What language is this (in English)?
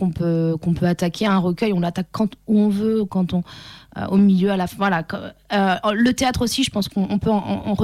French